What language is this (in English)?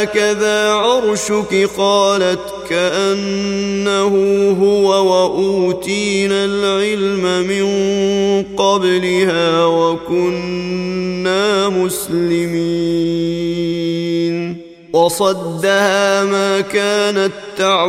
Arabic